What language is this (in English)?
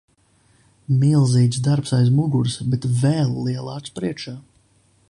Latvian